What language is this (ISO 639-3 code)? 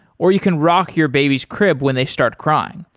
eng